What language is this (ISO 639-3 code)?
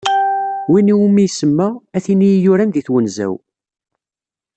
kab